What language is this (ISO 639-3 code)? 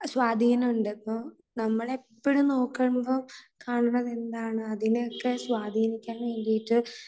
mal